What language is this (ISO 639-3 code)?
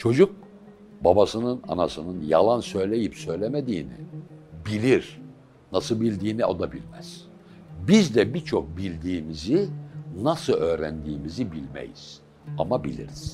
tur